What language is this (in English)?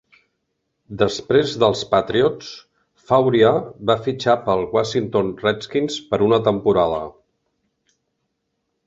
Catalan